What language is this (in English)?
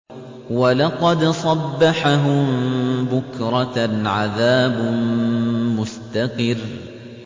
Arabic